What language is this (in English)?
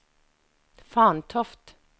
Norwegian